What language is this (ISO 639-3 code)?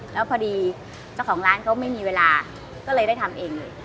tha